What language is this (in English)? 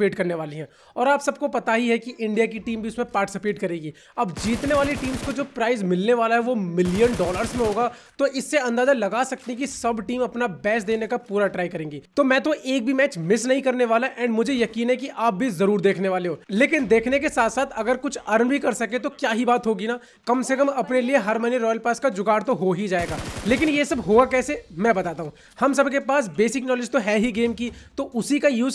Hindi